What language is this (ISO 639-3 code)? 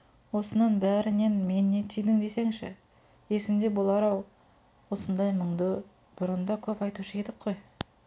kaz